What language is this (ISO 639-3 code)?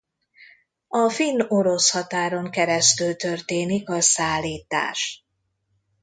hun